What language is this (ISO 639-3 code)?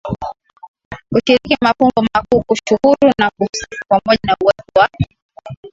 swa